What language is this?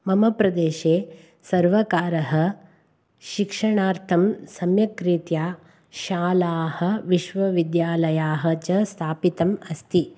Sanskrit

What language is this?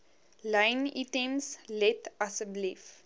Afrikaans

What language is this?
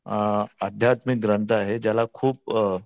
Marathi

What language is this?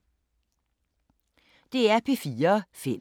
Danish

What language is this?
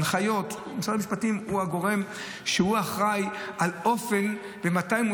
Hebrew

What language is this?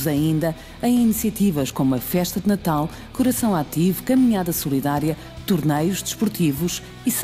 Portuguese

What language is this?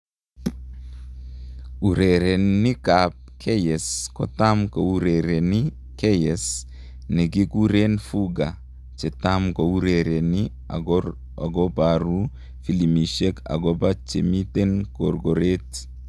Kalenjin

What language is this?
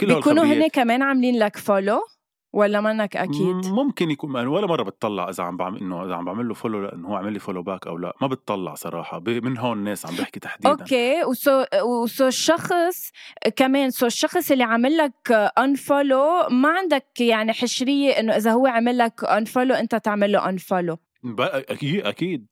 Arabic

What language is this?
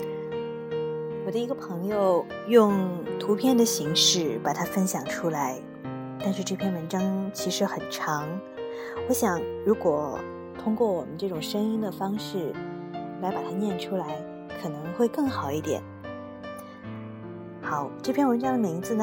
Chinese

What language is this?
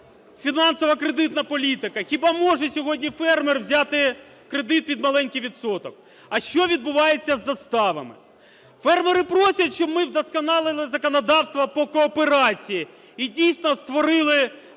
Ukrainian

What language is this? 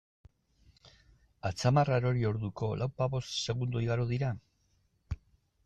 Basque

